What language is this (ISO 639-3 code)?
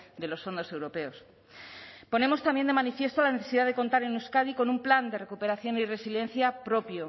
spa